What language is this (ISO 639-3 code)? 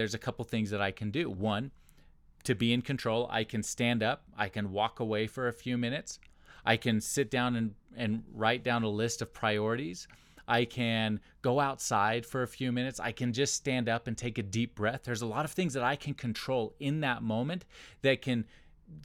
eng